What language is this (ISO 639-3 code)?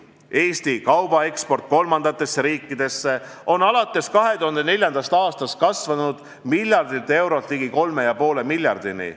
est